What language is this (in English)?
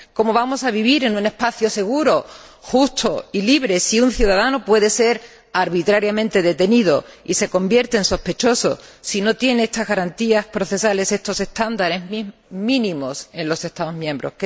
Spanish